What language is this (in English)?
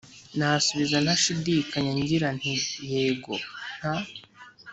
Kinyarwanda